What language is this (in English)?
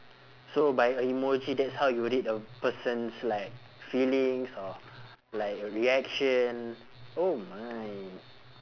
English